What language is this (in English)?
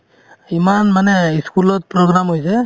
Assamese